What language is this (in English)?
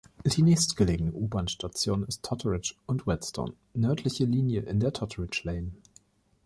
German